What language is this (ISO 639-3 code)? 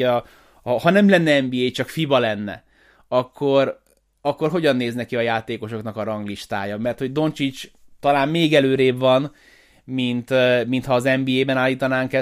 hun